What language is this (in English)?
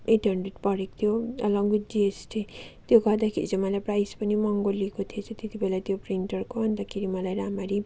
Nepali